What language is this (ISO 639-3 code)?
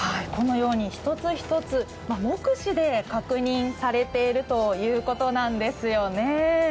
jpn